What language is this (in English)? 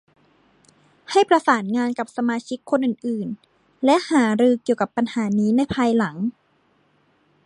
Thai